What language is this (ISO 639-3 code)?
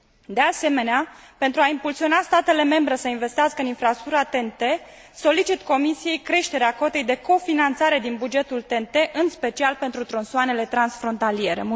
ron